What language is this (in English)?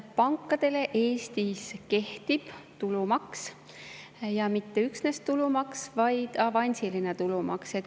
Estonian